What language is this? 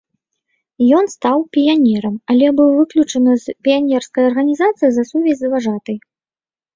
Belarusian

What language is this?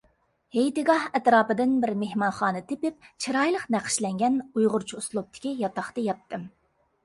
Uyghur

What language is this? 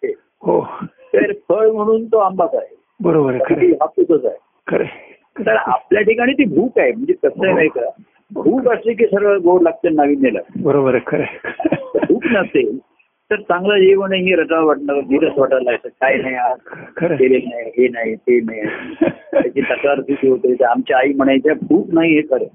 Marathi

